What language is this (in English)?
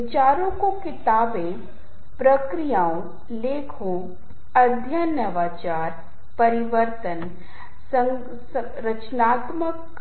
Hindi